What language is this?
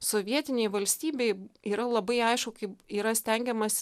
Lithuanian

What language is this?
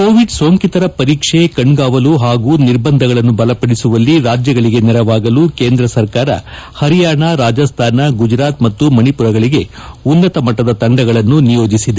Kannada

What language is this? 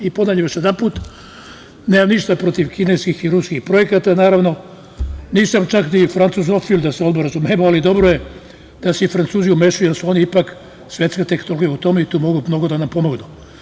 Serbian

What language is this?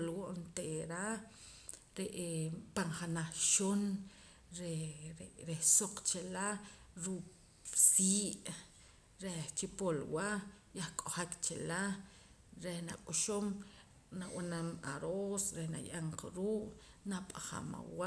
Poqomam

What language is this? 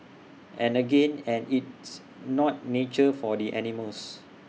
English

